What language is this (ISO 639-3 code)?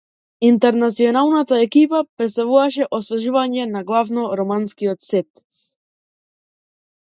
mkd